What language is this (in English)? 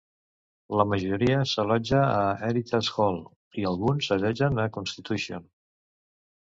Catalan